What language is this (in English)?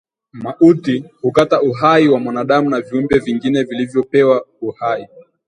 Swahili